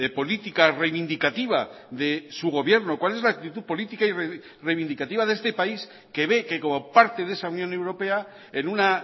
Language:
Spanish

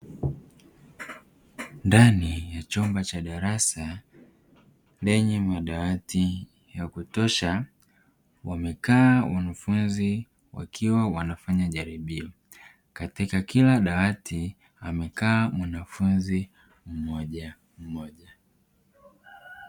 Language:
Swahili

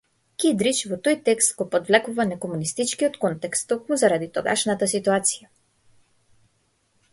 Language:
Macedonian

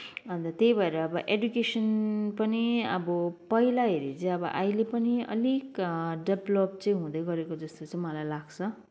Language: Nepali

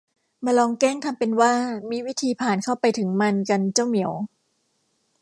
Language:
Thai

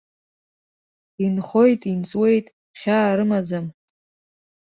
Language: Abkhazian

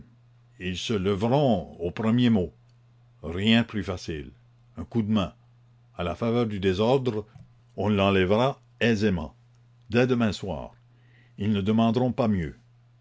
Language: French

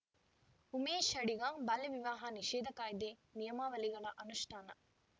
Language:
Kannada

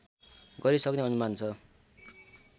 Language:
Nepali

